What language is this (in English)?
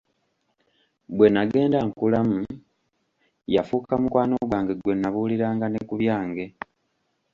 Ganda